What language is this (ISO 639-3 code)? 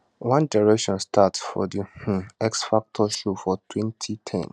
pcm